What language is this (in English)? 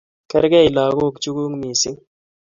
Kalenjin